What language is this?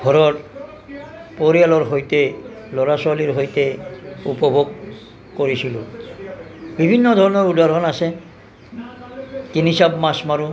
Assamese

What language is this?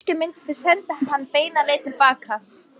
Icelandic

